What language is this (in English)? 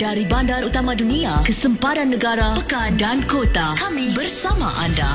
Malay